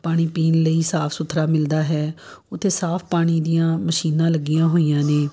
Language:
Punjabi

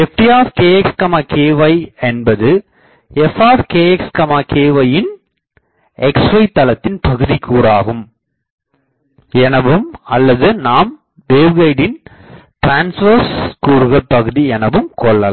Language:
Tamil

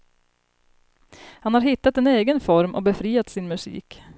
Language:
Swedish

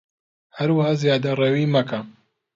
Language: Central Kurdish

